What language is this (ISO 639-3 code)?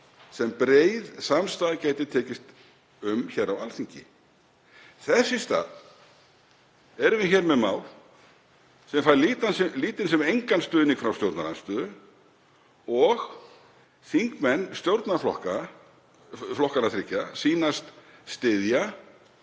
isl